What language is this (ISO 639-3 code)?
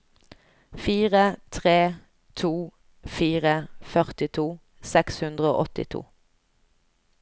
nor